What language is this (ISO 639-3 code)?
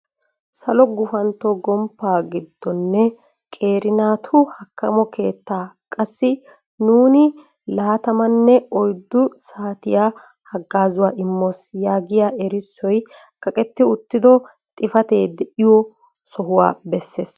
wal